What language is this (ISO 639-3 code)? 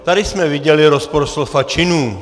ces